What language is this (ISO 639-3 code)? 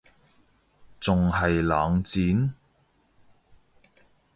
yue